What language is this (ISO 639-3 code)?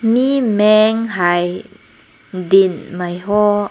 nbu